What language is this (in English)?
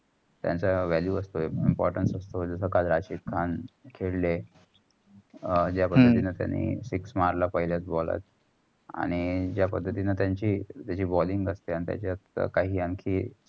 Marathi